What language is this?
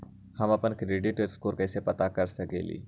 Magahi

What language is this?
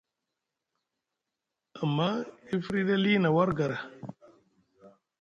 Musgu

